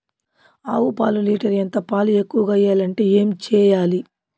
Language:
Telugu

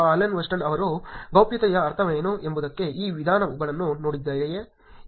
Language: Kannada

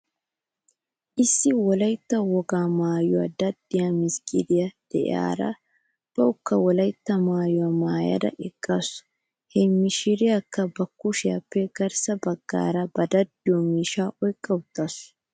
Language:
Wolaytta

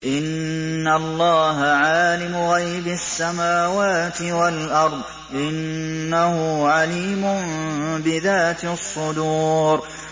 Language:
Arabic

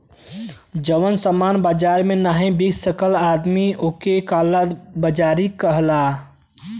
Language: Bhojpuri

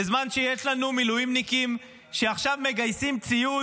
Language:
Hebrew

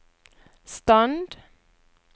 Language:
Norwegian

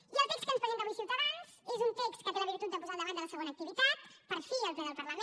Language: Catalan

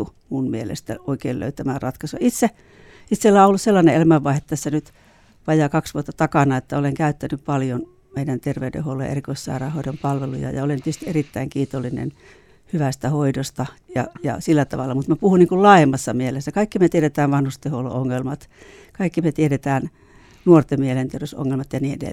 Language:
Finnish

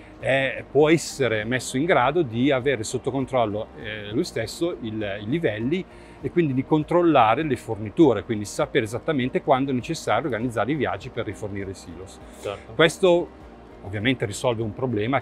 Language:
Italian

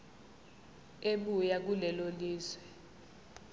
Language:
Zulu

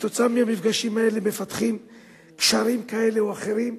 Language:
Hebrew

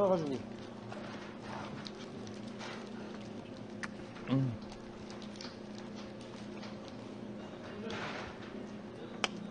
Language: Korean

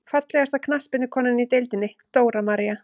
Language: Icelandic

